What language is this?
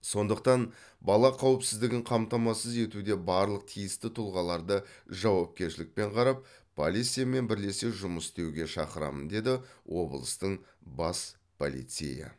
Kazakh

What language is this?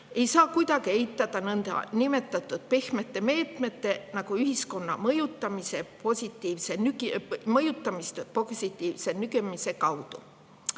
Estonian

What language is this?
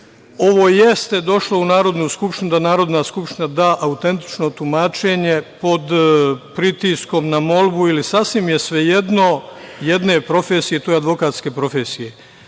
Serbian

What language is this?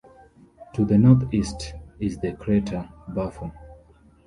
English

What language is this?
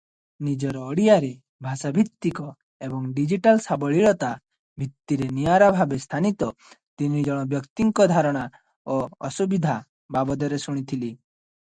Odia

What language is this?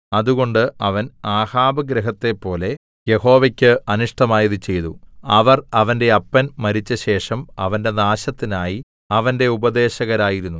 Malayalam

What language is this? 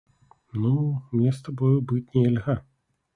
Belarusian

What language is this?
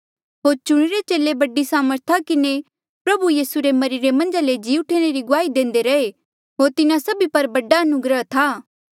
Mandeali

